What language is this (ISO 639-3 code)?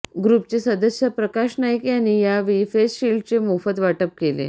mar